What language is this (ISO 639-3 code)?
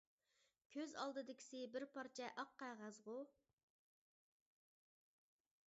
uig